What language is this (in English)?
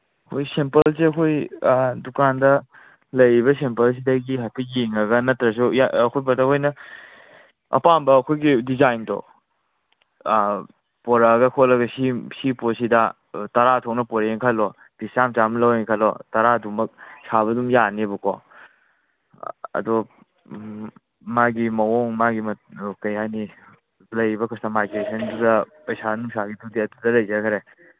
Manipuri